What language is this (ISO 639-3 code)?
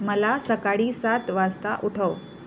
mar